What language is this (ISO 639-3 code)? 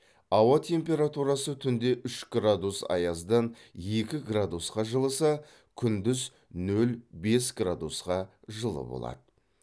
kaz